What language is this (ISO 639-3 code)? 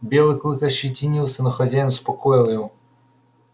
rus